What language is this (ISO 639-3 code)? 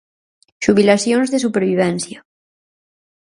glg